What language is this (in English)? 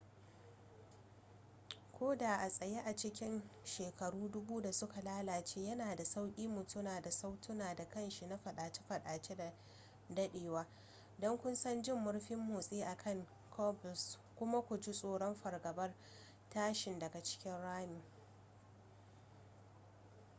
Hausa